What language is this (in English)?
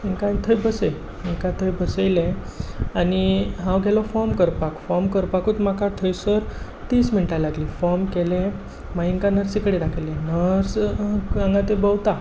Konkani